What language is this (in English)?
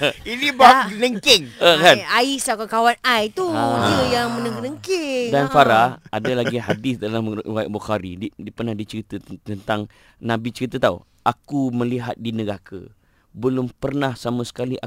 Malay